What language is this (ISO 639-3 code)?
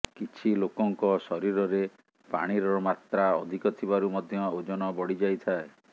ori